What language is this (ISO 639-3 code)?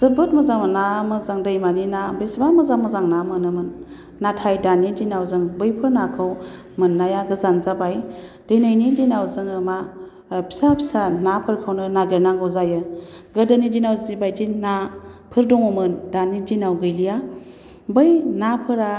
brx